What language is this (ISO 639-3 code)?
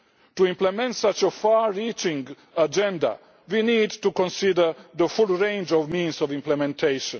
eng